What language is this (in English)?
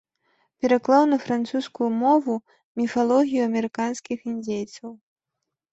Belarusian